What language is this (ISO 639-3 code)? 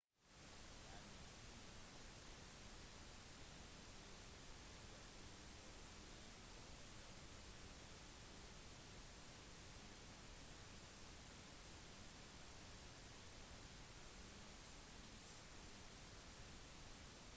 nob